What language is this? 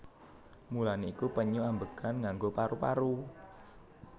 Javanese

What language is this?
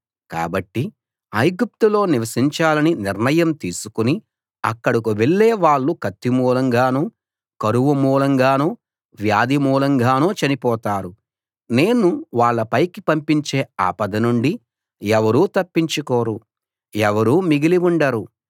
Telugu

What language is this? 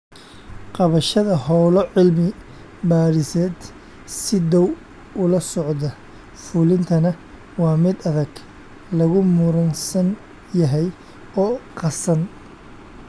Somali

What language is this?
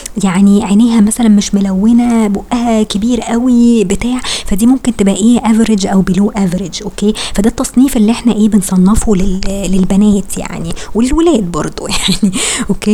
Arabic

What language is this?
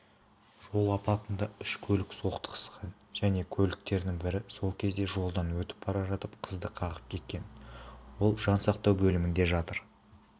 Kazakh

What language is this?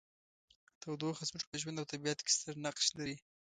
Pashto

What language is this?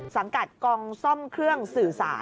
Thai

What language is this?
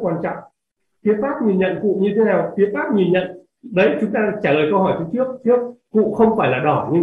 Vietnamese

